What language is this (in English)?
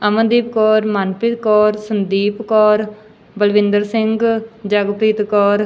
Punjabi